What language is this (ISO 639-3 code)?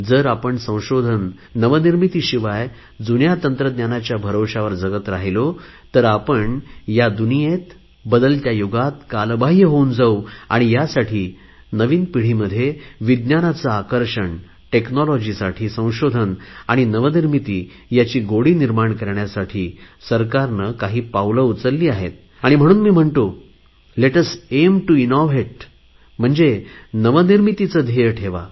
mar